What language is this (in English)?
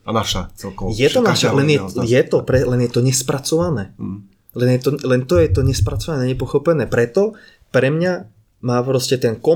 Slovak